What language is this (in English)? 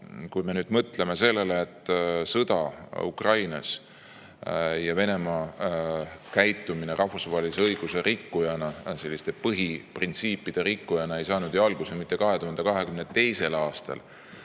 Estonian